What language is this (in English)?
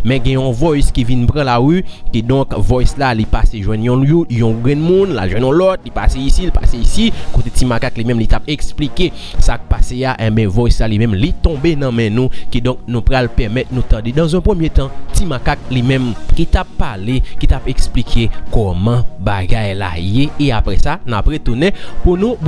French